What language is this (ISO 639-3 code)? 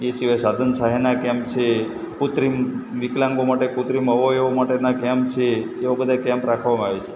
guj